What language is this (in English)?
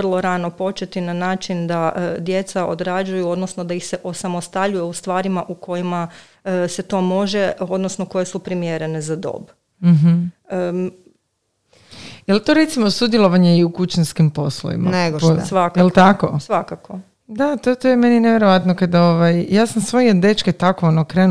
Croatian